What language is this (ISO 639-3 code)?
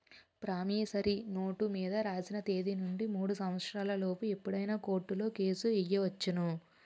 tel